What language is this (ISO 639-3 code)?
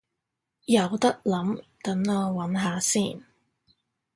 yue